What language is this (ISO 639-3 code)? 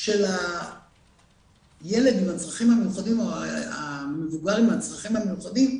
heb